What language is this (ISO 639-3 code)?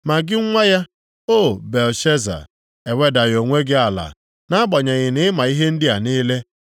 ibo